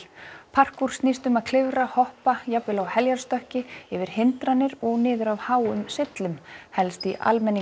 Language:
Icelandic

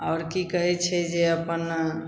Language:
Maithili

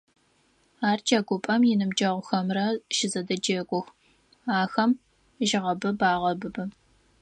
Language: Adyghe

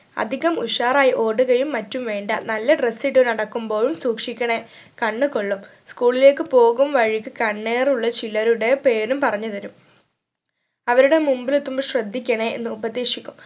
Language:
Malayalam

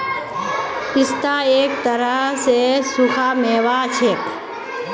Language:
Magahi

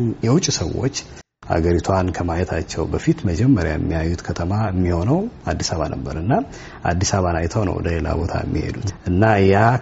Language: Amharic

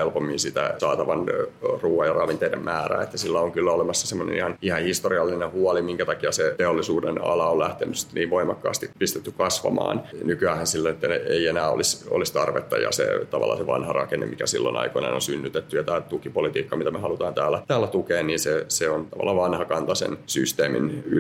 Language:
Finnish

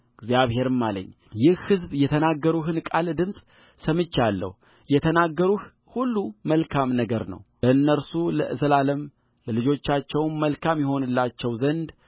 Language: Amharic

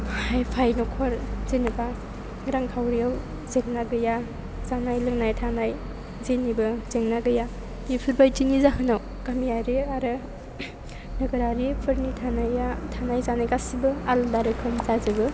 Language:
Bodo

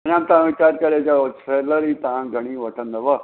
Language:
Sindhi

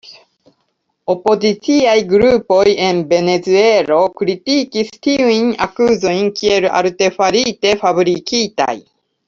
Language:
Esperanto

